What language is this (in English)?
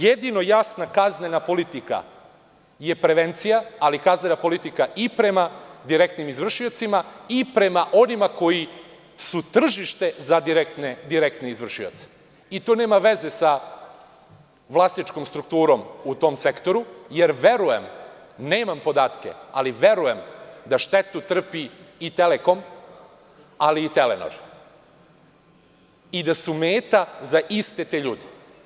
Serbian